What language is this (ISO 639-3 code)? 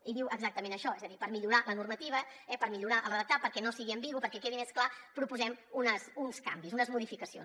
cat